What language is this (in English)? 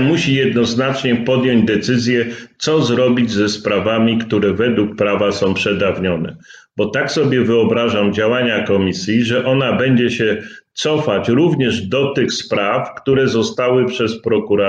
Polish